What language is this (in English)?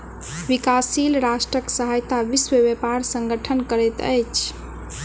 Maithili